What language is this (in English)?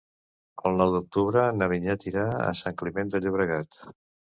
Catalan